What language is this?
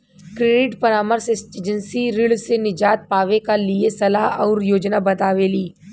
Bhojpuri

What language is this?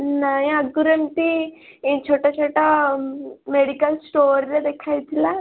Odia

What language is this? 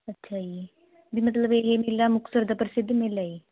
Punjabi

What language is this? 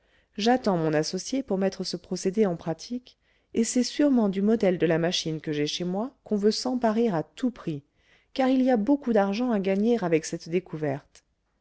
French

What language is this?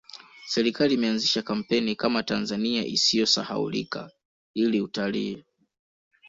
Swahili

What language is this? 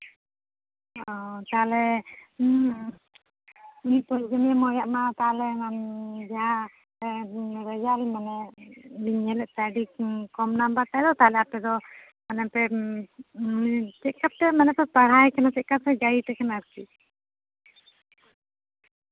Santali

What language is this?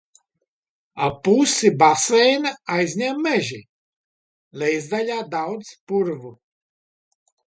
Latvian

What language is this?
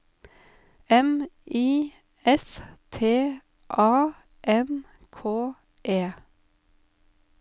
Norwegian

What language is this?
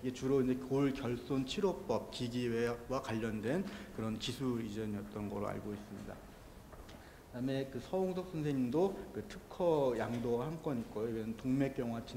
Korean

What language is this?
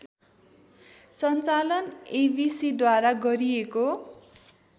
Nepali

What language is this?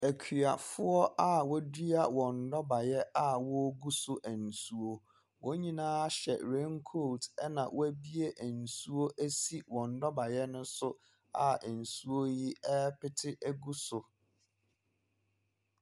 Akan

